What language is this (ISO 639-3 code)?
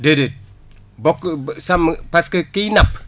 wol